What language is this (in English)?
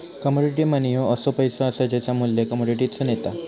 Marathi